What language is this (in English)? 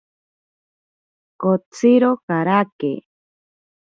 Ashéninka Perené